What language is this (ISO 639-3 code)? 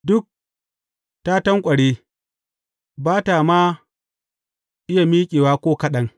hau